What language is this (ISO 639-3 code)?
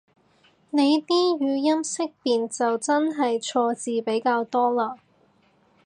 yue